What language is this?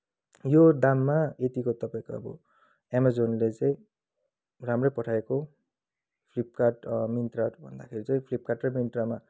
Nepali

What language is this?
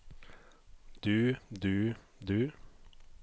Norwegian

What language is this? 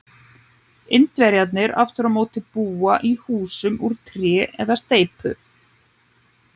Icelandic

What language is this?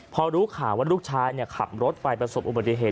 Thai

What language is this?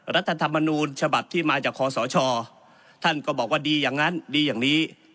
Thai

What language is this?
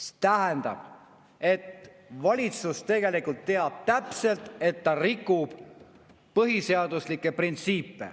Estonian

